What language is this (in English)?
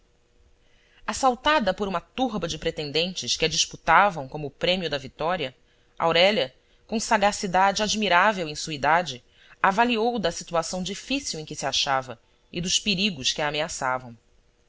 Portuguese